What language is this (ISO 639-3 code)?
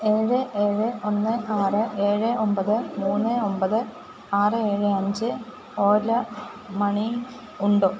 mal